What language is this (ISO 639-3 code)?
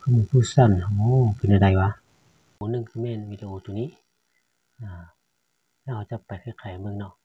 tha